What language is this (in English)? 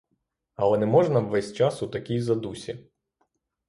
Ukrainian